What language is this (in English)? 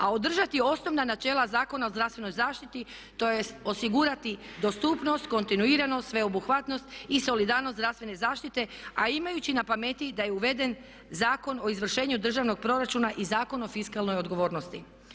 Croatian